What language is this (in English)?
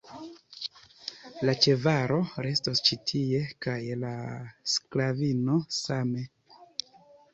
Esperanto